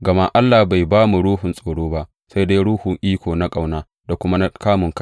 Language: Hausa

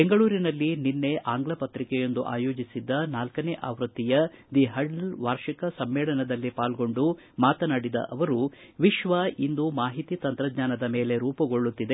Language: Kannada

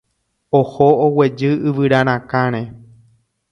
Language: Guarani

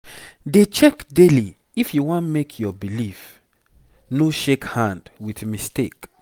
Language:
Nigerian Pidgin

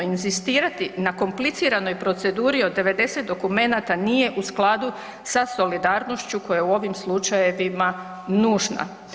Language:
Croatian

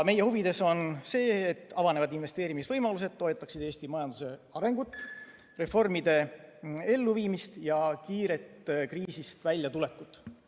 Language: Estonian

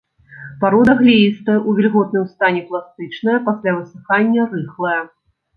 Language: Belarusian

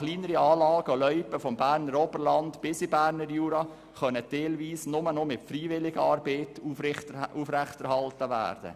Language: Swiss German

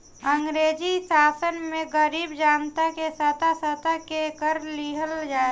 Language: Bhojpuri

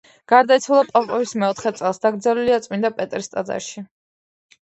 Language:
Georgian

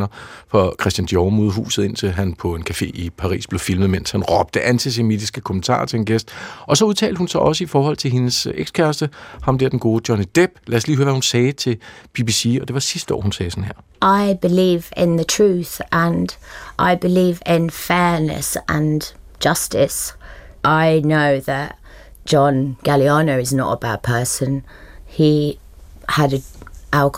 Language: Danish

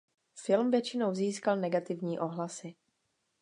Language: Czech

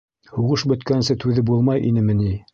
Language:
Bashkir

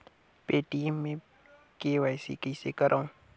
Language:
Chhattisgarhi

